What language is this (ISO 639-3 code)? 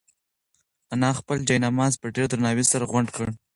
pus